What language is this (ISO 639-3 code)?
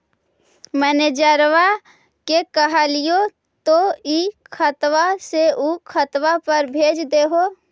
mag